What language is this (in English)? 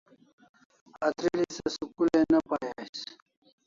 Kalasha